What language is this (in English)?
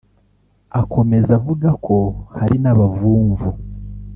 Kinyarwanda